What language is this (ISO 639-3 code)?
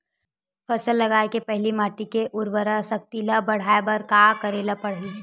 hne